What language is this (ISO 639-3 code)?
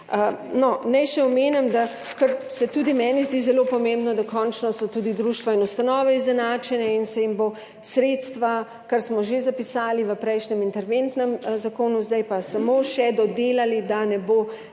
slv